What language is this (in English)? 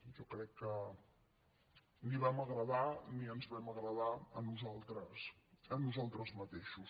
Catalan